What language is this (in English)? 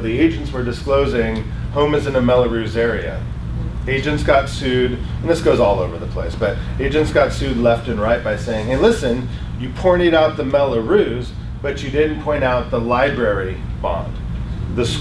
English